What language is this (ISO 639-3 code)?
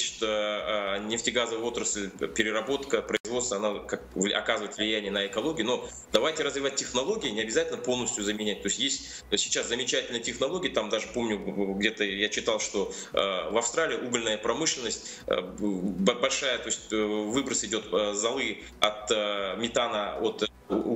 rus